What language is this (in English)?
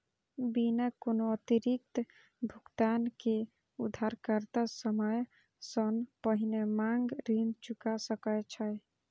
Maithili